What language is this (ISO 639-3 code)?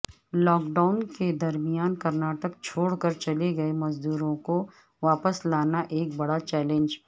urd